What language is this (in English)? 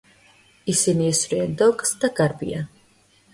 Georgian